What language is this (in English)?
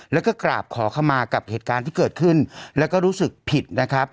Thai